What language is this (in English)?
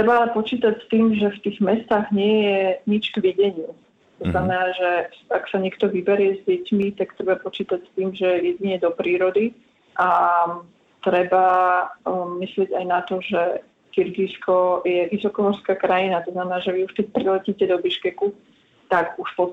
Slovak